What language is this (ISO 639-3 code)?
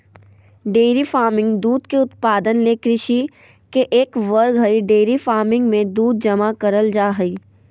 mag